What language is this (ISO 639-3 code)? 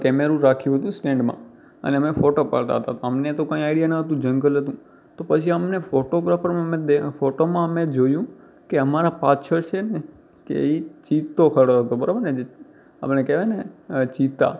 guj